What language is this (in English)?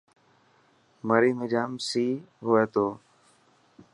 Dhatki